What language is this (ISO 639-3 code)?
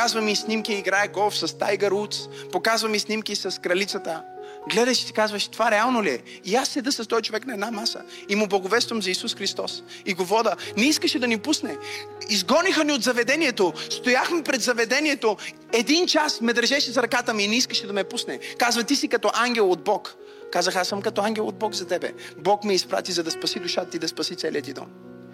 bul